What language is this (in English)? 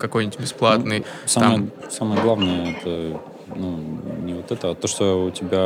Russian